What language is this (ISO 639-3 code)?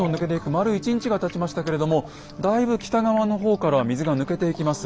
jpn